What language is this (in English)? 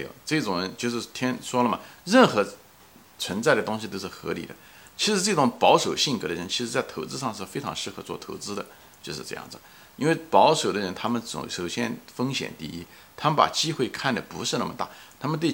Chinese